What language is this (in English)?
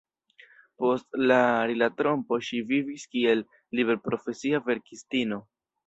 Esperanto